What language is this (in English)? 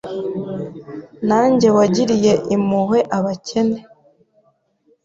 Kinyarwanda